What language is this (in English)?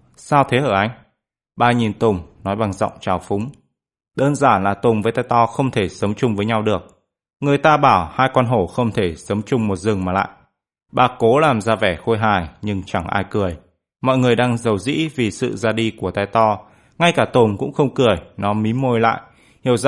Vietnamese